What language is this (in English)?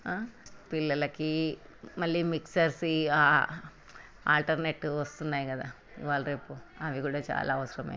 Telugu